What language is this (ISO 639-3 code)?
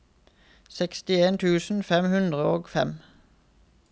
nor